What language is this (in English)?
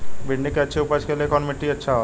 Bhojpuri